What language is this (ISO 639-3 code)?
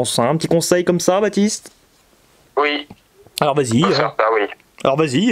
fra